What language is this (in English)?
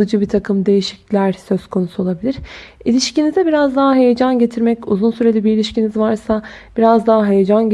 Turkish